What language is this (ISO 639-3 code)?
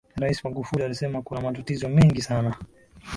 swa